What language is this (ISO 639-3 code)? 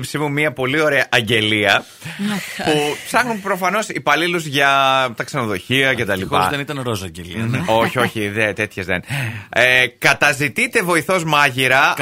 ell